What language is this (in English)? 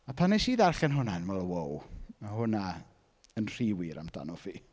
Welsh